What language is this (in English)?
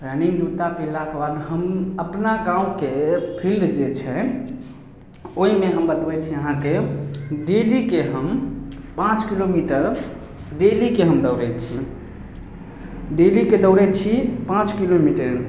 Maithili